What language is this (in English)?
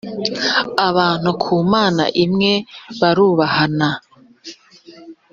Kinyarwanda